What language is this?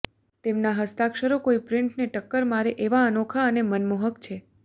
Gujarati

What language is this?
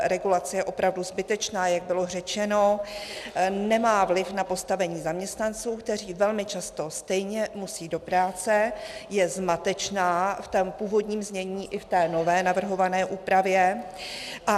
Czech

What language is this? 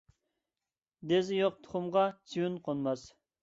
Uyghur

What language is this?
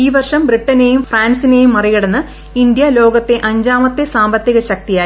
Malayalam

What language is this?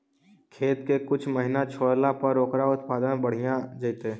Magahi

